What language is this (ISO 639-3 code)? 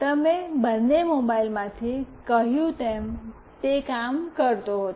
guj